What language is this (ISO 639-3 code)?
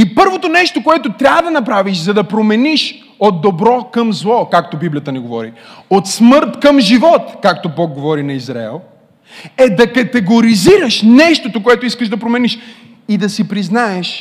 bul